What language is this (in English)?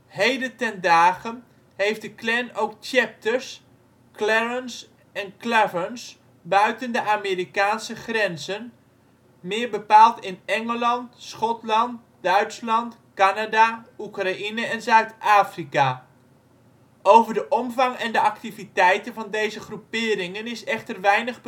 Dutch